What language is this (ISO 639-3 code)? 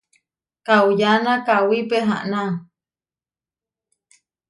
var